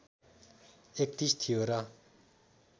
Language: Nepali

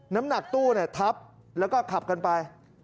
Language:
Thai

